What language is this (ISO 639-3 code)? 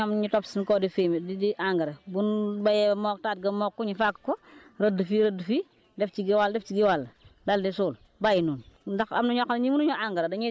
wol